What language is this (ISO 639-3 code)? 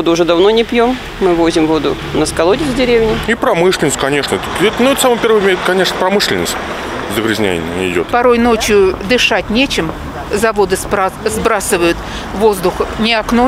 rus